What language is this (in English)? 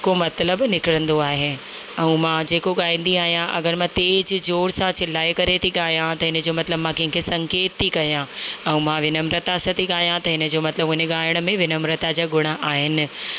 Sindhi